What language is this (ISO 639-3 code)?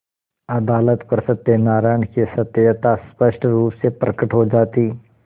hin